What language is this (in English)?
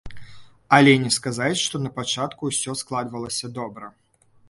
Belarusian